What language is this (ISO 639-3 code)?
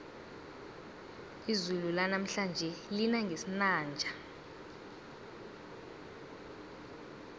nbl